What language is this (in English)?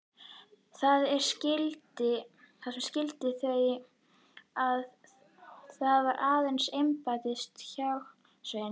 Icelandic